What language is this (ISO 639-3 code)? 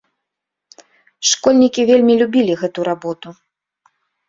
bel